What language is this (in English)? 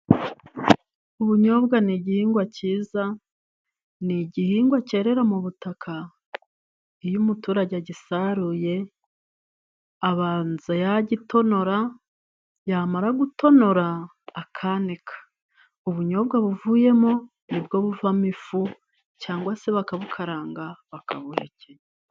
Kinyarwanda